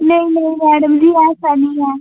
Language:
Dogri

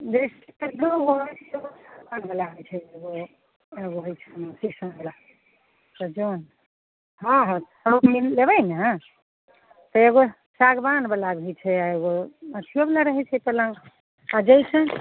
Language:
Maithili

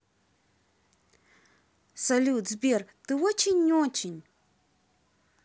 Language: Russian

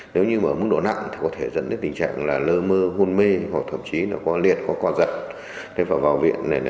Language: Vietnamese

